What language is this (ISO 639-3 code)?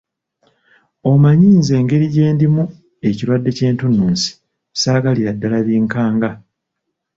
lug